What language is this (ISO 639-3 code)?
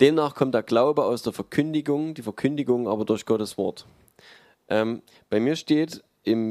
deu